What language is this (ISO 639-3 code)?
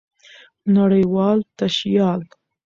pus